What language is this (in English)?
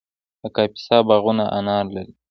Pashto